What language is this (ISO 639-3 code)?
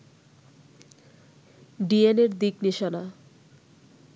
ben